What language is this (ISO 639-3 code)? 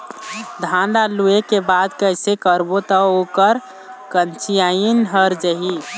hne